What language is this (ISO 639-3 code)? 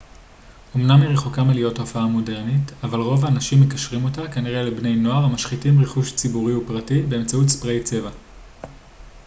heb